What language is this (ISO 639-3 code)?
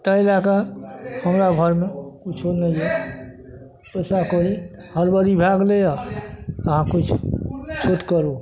mai